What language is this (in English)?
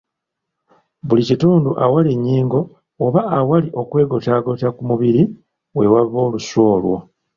Ganda